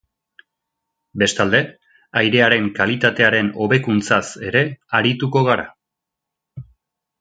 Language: Basque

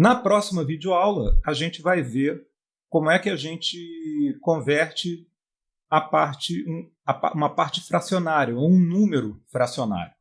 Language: Portuguese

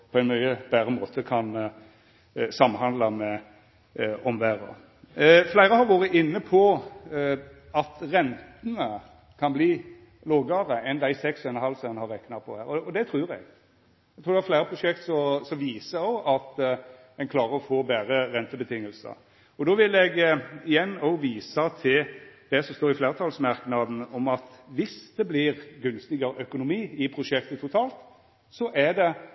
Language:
Norwegian Nynorsk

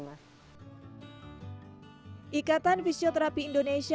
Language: Indonesian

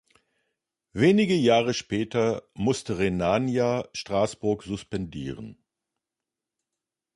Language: German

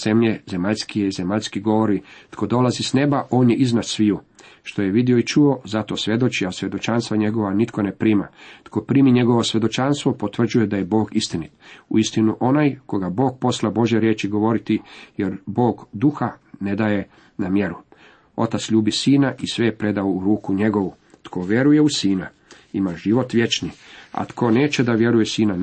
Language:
Croatian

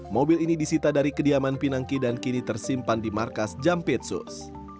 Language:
Indonesian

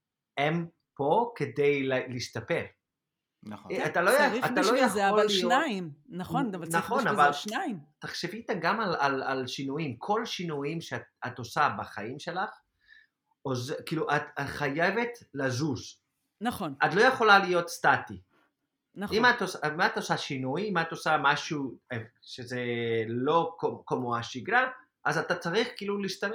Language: Hebrew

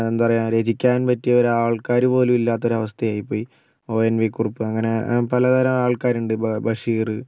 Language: Malayalam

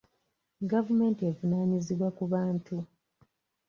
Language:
Ganda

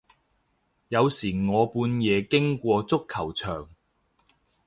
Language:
Cantonese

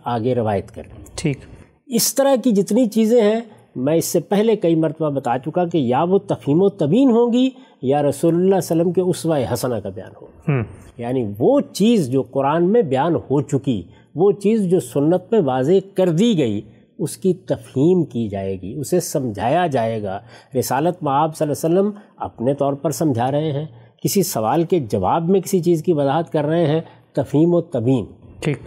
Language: Urdu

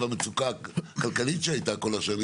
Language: Hebrew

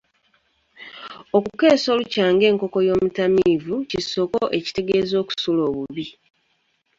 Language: Ganda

